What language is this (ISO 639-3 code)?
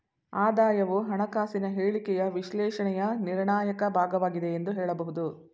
kan